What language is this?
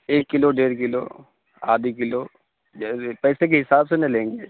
Urdu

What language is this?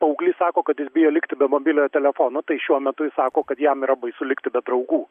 Lithuanian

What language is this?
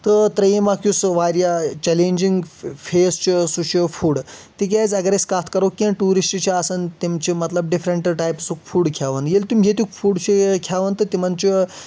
Kashmiri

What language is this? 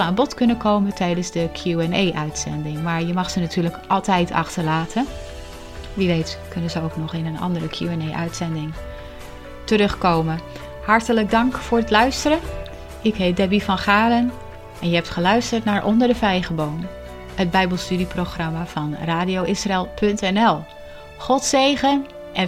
Dutch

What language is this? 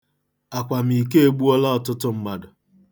Igbo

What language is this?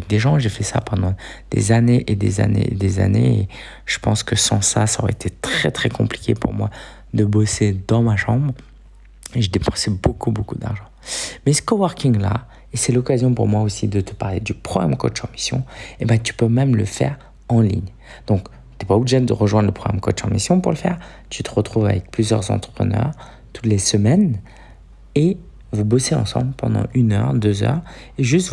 French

